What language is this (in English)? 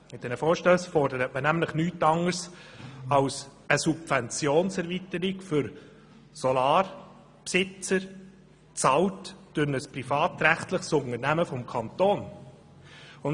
Swiss German